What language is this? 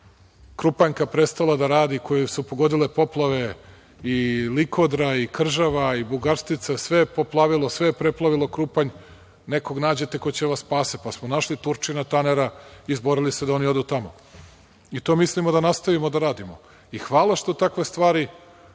Serbian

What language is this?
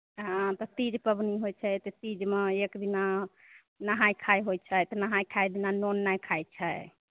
Maithili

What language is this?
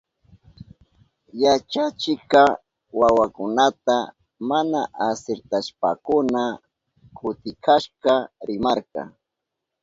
Southern Pastaza Quechua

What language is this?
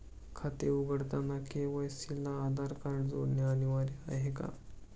Marathi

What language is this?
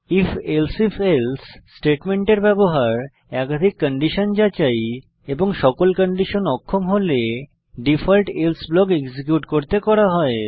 Bangla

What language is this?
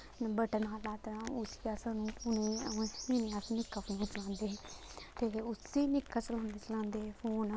Dogri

